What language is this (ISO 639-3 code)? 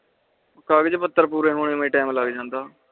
pan